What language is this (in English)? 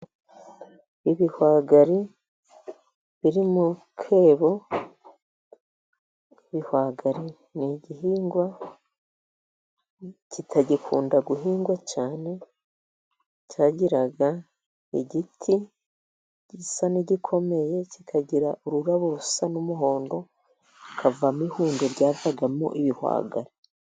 Kinyarwanda